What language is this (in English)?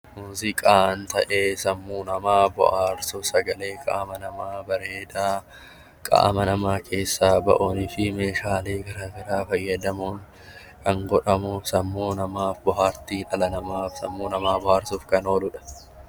Oromo